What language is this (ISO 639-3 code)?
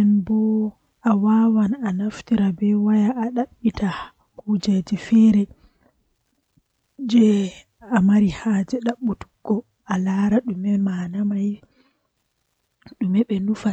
fuh